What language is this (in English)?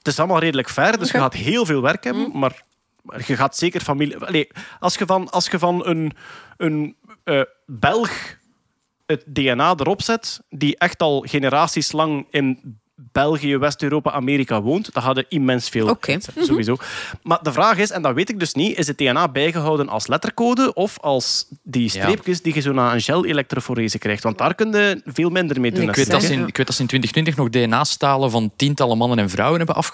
Dutch